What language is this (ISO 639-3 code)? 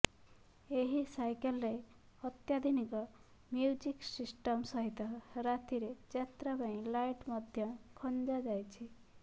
ori